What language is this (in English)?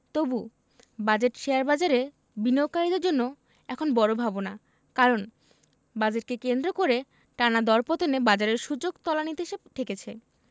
Bangla